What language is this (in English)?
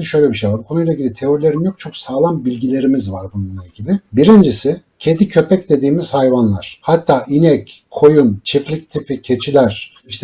Turkish